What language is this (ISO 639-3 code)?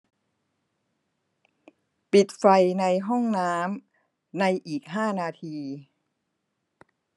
tha